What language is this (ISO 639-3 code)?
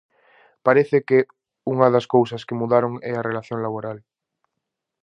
glg